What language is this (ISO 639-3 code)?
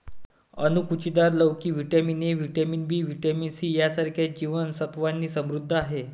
mar